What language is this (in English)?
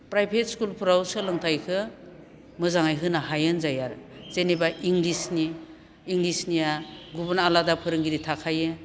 Bodo